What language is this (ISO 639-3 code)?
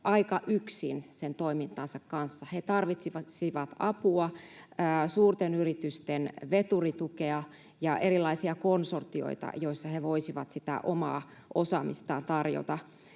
fin